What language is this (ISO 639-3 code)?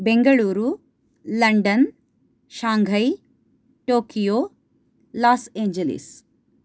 san